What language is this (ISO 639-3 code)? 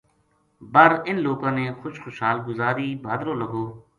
gju